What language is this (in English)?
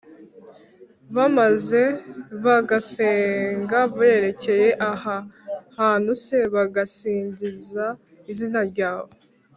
Kinyarwanda